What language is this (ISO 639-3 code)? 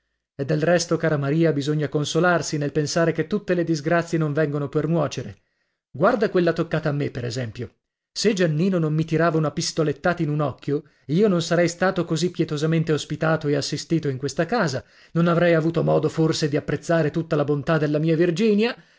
ita